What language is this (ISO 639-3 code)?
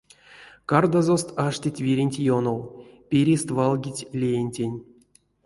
myv